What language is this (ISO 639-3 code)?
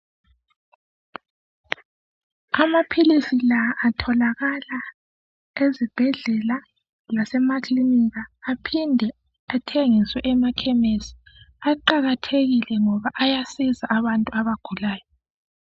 nde